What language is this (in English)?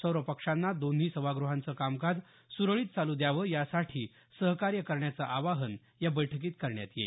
Marathi